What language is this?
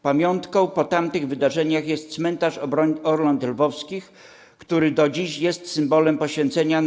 Polish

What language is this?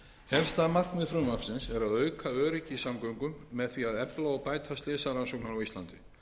Icelandic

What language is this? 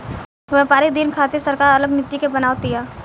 Bhojpuri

